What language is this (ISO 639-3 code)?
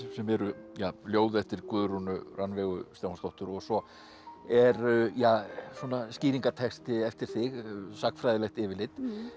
isl